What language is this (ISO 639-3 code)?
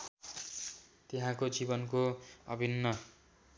nep